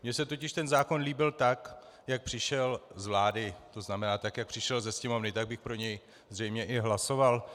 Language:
Czech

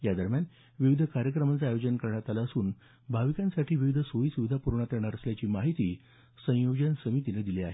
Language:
Marathi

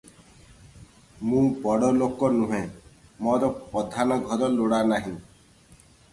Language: Odia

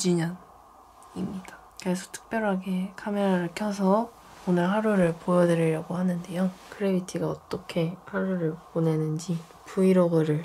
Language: Korean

